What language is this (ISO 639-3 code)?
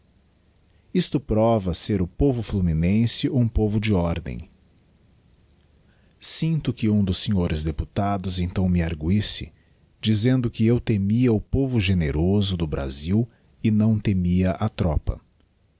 por